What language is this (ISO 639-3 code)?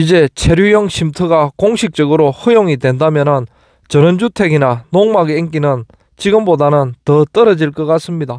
kor